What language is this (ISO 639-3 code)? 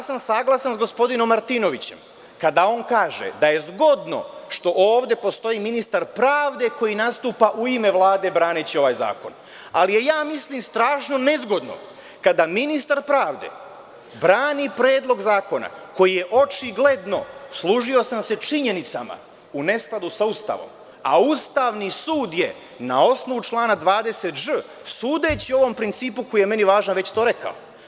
srp